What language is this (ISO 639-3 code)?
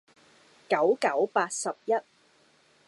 yue